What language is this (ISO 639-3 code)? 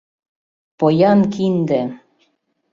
chm